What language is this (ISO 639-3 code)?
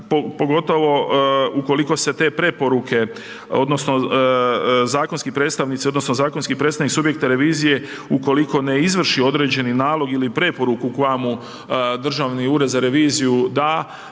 hrv